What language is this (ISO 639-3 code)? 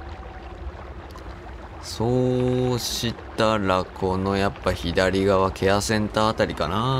jpn